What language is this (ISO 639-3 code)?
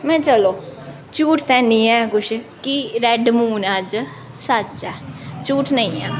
doi